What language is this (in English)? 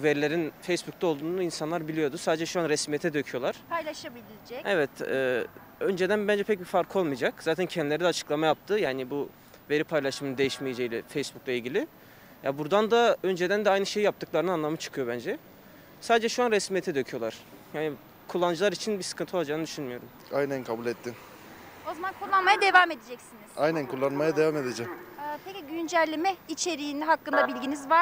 Turkish